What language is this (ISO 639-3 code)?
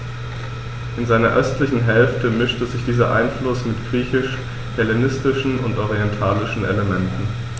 deu